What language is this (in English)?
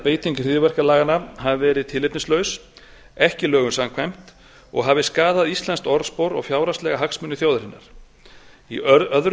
Icelandic